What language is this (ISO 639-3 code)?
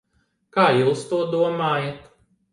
lav